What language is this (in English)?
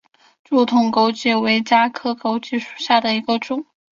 Chinese